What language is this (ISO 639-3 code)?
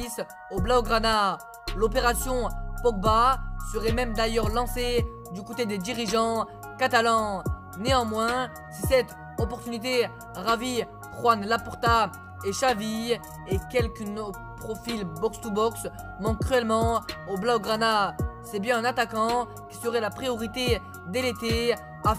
fra